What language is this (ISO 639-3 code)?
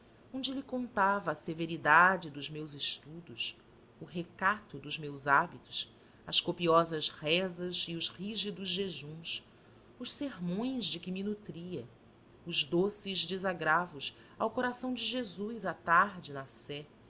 por